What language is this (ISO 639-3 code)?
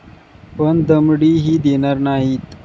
mar